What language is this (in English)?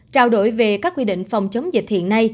Vietnamese